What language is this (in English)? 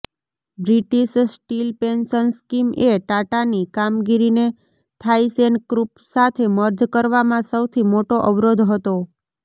Gujarati